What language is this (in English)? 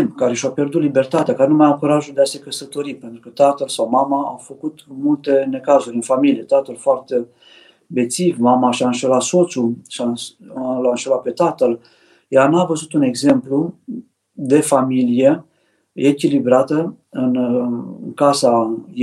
Romanian